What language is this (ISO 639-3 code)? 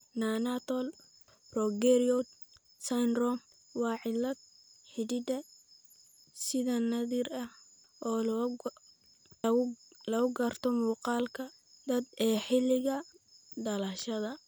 som